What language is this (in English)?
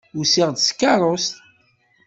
Kabyle